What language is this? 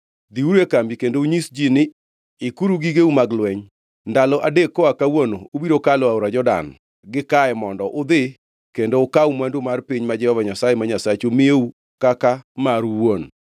Luo (Kenya and Tanzania)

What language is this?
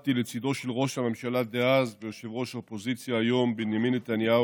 Hebrew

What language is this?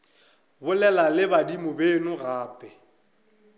Northern Sotho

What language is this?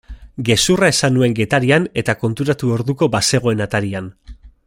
Basque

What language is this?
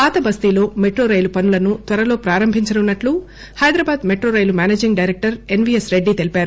Telugu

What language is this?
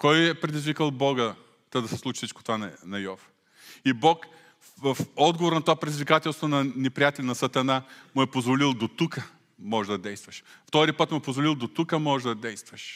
Bulgarian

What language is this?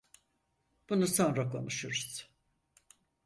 Turkish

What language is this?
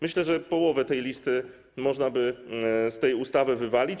Polish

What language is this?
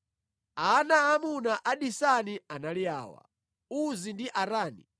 Nyanja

